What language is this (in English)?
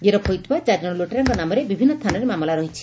Odia